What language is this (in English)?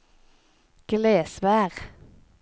Norwegian